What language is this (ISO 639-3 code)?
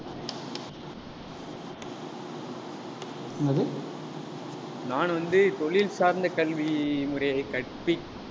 tam